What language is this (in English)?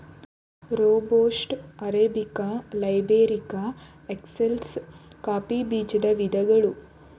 Kannada